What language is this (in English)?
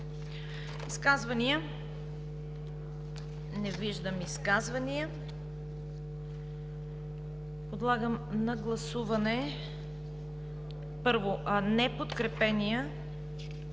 Bulgarian